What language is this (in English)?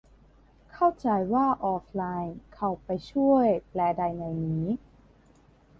Thai